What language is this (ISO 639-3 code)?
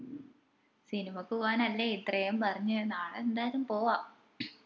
mal